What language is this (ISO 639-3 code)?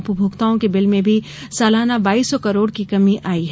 hin